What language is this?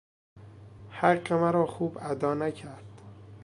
Persian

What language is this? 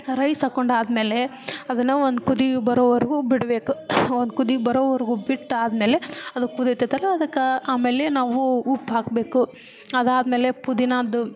Kannada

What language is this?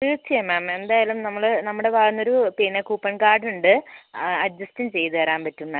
Malayalam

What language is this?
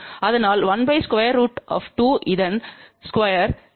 Tamil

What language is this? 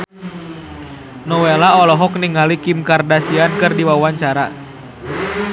Sundanese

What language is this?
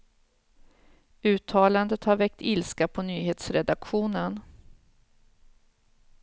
Swedish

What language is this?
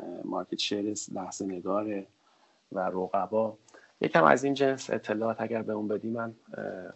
Persian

